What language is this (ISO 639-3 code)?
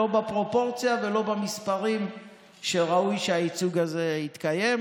heb